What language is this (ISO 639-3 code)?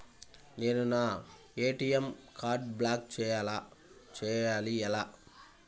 tel